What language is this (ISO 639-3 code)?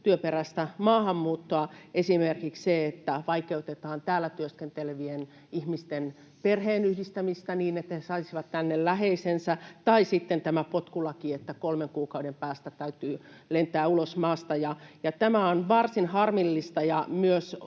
fin